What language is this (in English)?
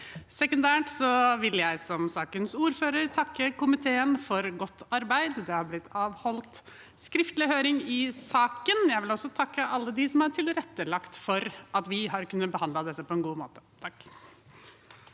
Norwegian